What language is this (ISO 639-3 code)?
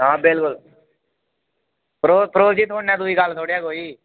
doi